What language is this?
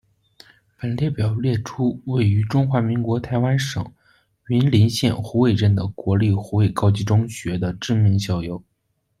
Chinese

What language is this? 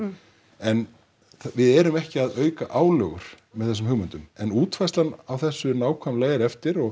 Icelandic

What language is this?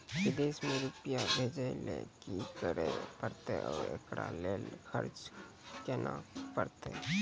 Maithili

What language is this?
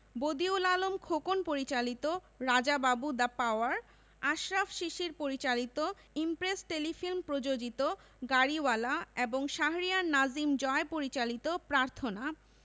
Bangla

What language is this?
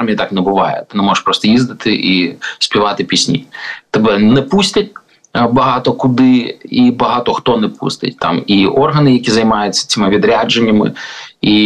Ukrainian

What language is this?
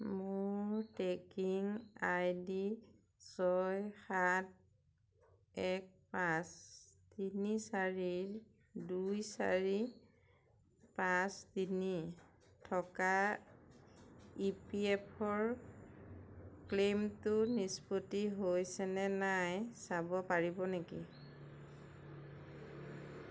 Assamese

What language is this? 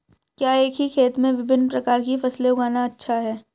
Hindi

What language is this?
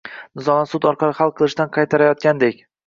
Uzbek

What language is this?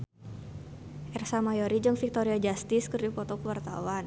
Sundanese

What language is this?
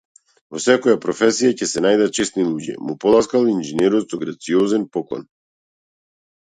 Macedonian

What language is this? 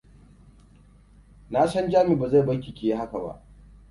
Hausa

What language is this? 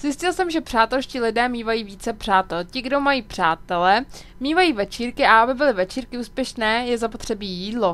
Czech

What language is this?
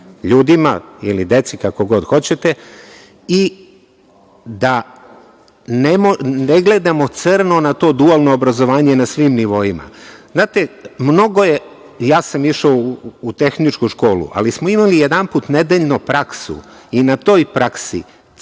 Serbian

